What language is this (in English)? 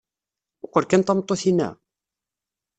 Kabyle